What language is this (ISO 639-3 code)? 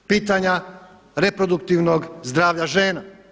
hrv